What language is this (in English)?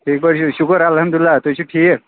Kashmiri